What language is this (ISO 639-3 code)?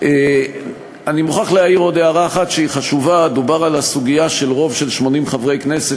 heb